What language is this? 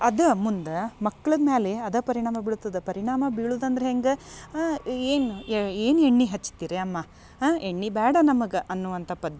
Kannada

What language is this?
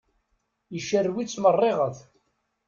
Kabyle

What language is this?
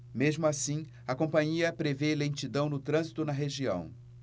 Portuguese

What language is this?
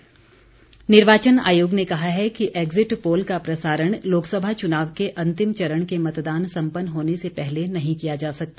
Hindi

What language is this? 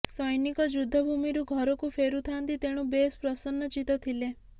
Odia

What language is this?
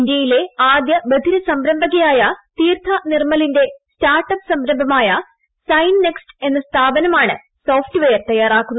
Malayalam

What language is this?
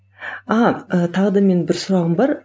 Kazakh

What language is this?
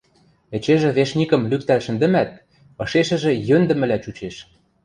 Western Mari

